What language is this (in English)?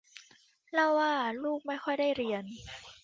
Thai